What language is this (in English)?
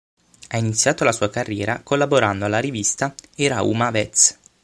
Italian